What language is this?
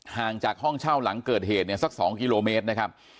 Thai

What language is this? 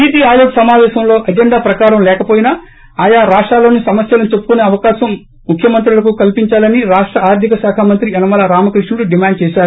Telugu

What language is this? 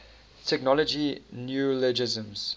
English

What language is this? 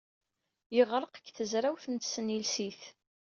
Kabyle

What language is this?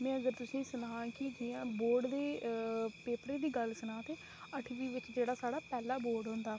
Dogri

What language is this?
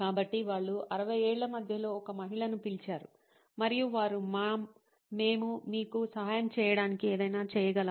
Telugu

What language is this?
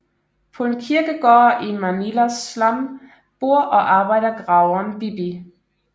Danish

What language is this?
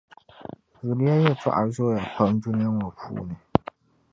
Dagbani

